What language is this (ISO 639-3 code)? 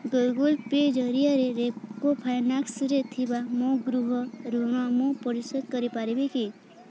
ori